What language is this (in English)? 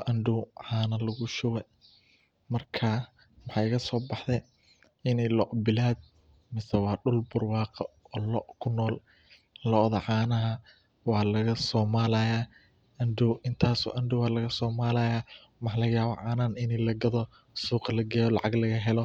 Somali